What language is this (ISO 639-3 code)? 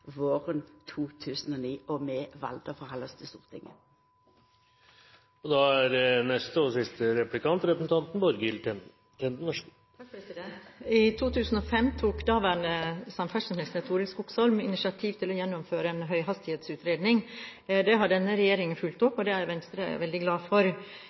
nor